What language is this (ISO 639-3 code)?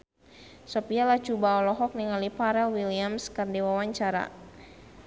sun